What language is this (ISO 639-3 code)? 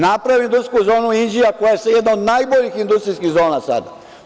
srp